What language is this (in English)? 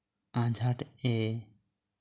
Santali